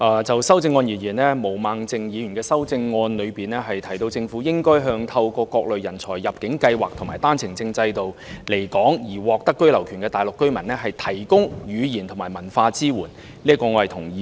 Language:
Cantonese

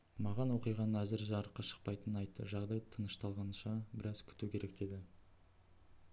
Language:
Kazakh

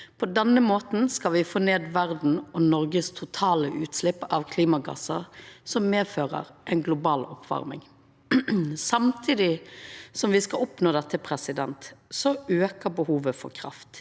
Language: Norwegian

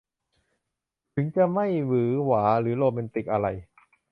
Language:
Thai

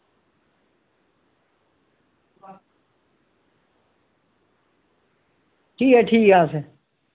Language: Dogri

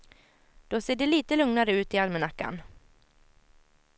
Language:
Swedish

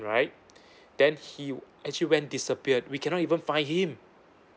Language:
English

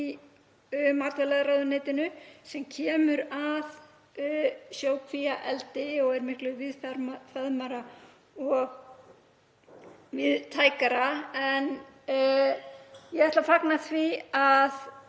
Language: Icelandic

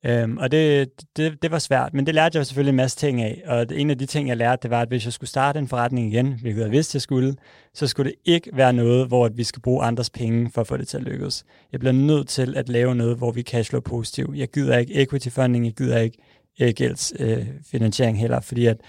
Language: Danish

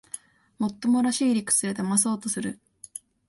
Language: Japanese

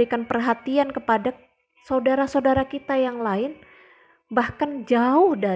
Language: Indonesian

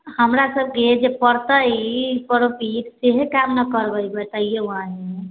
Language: Maithili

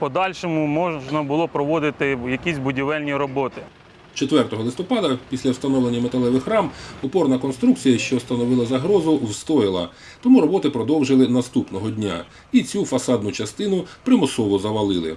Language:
Ukrainian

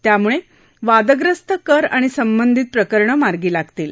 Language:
Marathi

